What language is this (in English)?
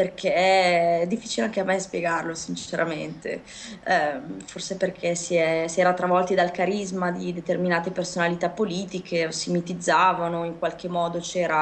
Italian